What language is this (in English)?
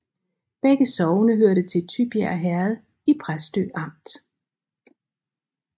Danish